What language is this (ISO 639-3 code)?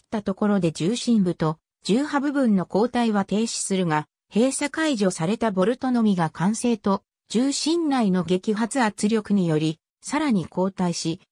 jpn